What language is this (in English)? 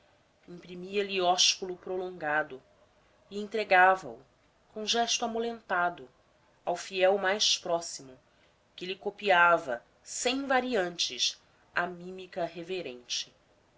Portuguese